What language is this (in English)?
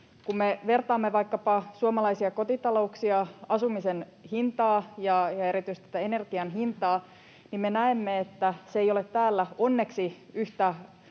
Finnish